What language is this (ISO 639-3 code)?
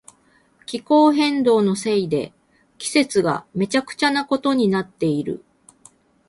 jpn